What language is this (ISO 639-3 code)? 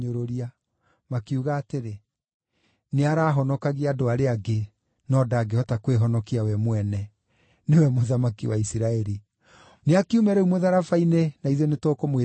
kik